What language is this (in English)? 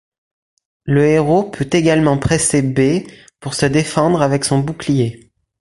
French